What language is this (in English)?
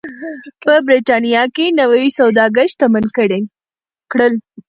Pashto